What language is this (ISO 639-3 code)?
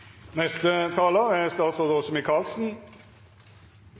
nno